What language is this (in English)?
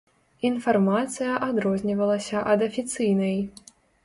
Belarusian